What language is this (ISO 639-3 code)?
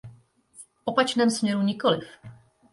ces